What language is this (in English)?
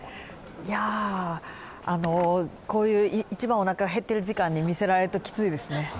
Japanese